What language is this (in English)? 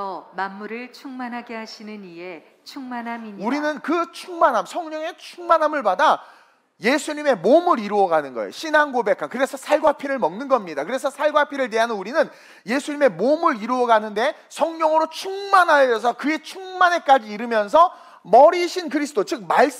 Korean